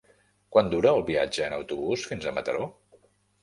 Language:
Catalan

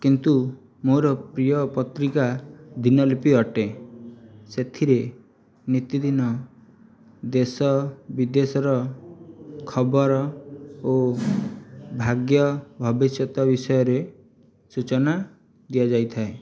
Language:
Odia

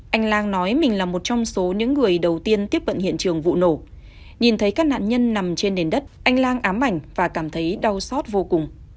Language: Vietnamese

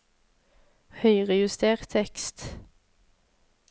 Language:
Norwegian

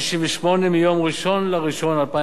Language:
Hebrew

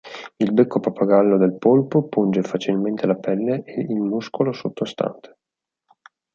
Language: Italian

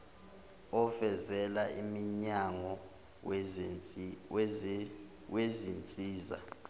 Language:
Zulu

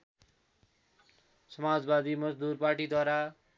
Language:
Nepali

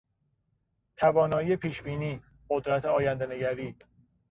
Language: Persian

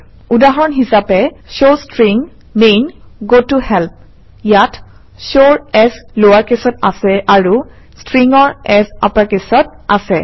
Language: Assamese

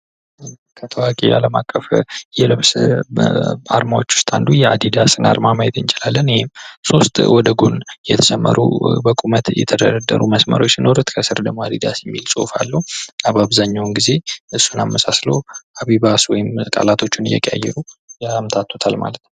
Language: Amharic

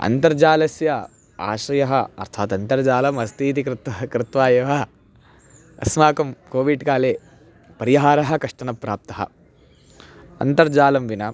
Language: Sanskrit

